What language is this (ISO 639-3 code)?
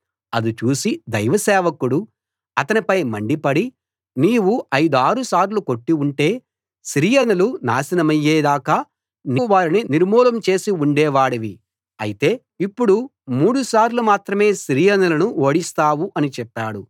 tel